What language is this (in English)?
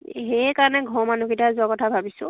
Assamese